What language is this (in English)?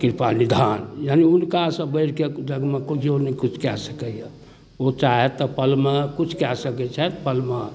Maithili